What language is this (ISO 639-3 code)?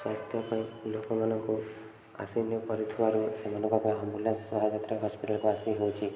ori